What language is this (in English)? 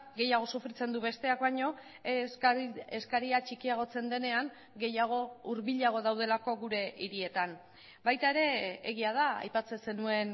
Basque